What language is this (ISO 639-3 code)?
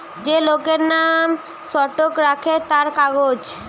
ben